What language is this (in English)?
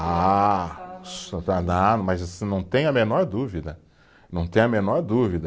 Portuguese